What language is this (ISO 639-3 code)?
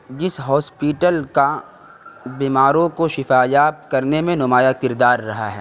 urd